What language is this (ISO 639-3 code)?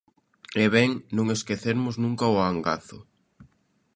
glg